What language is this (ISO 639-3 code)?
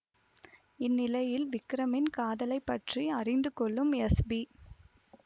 tam